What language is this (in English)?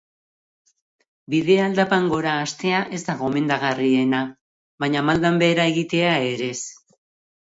Basque